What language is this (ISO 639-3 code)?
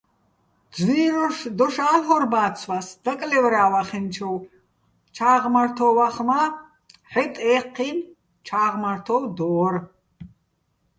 bbl